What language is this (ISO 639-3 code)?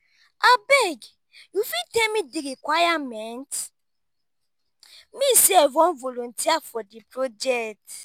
pcm